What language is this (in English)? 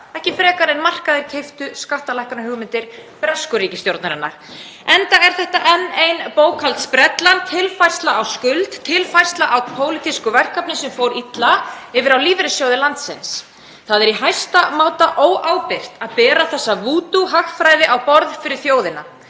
Icelandic